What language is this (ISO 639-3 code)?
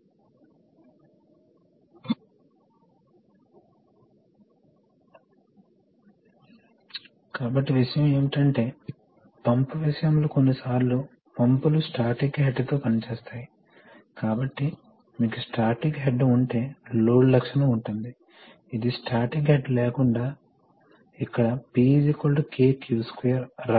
tel